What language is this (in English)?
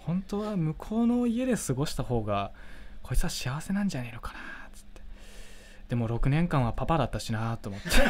Japanese